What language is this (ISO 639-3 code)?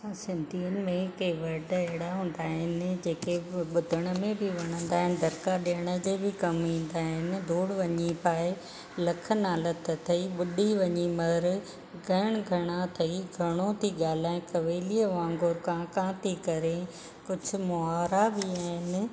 snd